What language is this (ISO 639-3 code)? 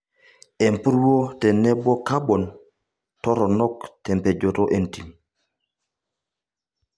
mas